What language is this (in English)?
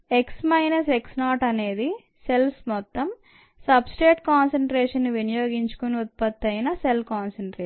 Telugu